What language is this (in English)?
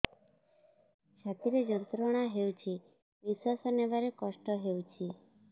Odia